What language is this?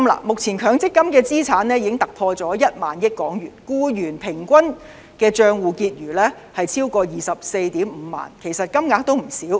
Cantonese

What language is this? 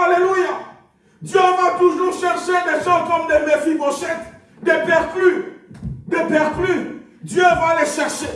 French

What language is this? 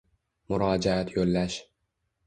Uzbek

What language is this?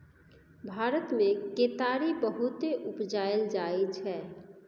Maithili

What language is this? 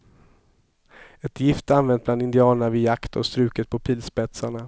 Swedish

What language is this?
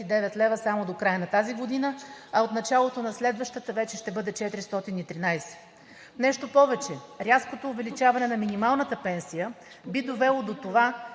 Bulgarian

